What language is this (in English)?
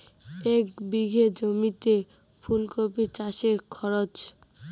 Bangla